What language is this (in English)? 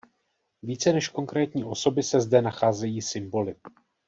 Czech